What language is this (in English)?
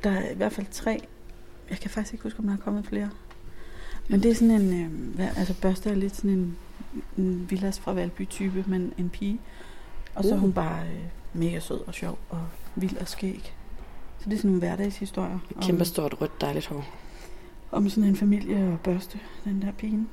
Danish